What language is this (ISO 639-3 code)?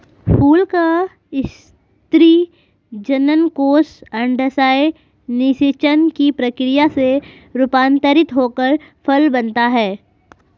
hin